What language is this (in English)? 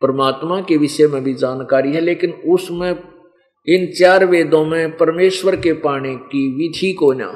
Hindi